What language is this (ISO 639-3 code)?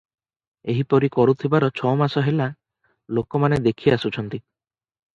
ori